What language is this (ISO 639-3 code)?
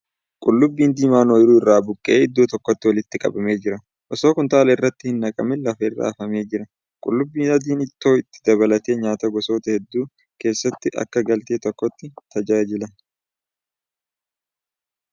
orm